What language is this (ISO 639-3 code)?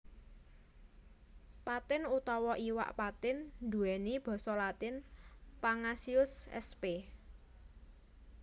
jav